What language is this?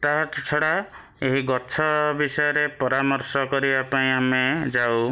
Odia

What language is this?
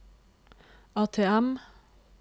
Norwegian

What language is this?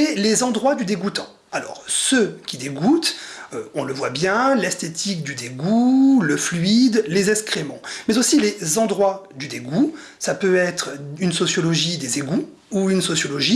French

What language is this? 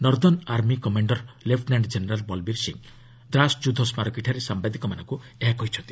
Odia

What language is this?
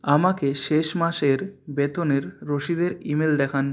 Bangla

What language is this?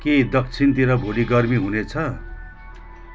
Nepali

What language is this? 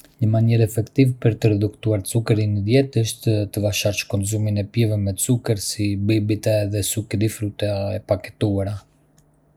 Arbëreshë Albanian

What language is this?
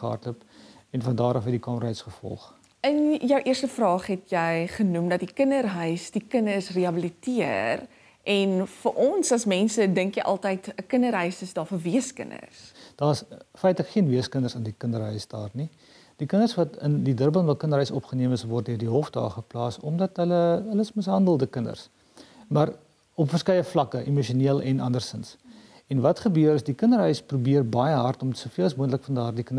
Dutch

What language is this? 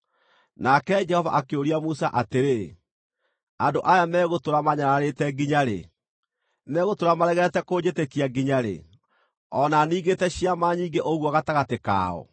Kikuyu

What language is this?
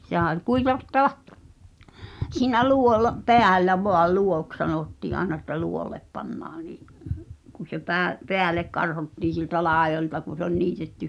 Finnish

